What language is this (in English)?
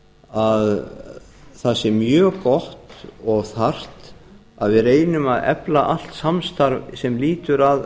Icelandic